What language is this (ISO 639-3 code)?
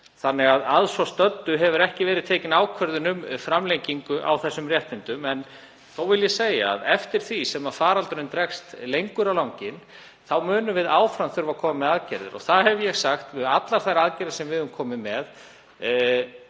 isl